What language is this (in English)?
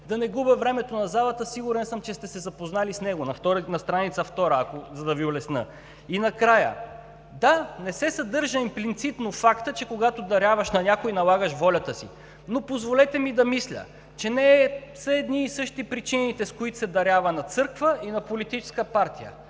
Bulgarian